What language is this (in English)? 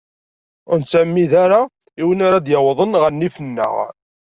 Kabyle